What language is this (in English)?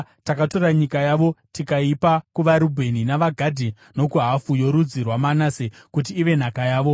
Shona